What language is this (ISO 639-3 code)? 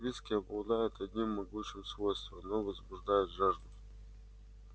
rus